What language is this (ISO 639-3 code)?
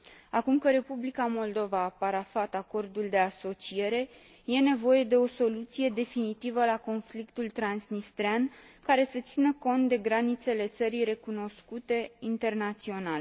ron